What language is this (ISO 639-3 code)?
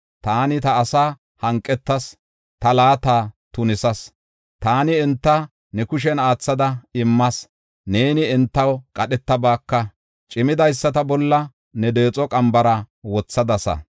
gof